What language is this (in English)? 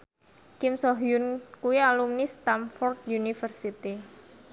Javanese